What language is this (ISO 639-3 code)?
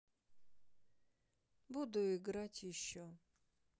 rus